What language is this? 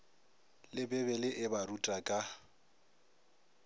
Northern Sotho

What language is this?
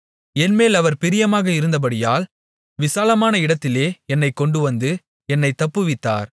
Tamil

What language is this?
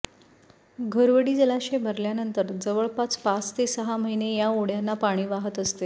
Marathi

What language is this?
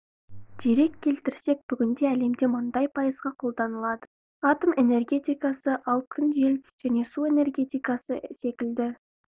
Kazakh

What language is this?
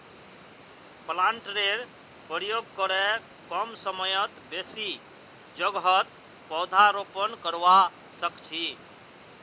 Magahi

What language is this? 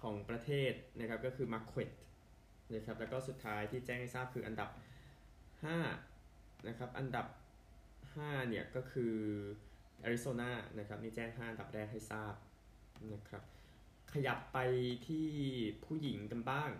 Thai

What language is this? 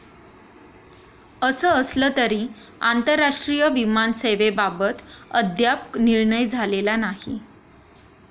Marathi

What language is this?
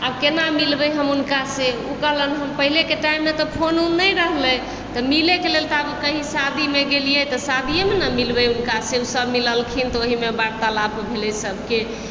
Maithili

